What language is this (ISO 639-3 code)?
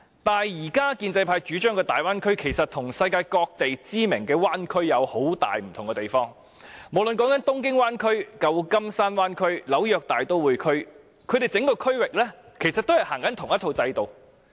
yue